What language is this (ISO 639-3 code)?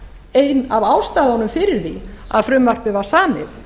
isl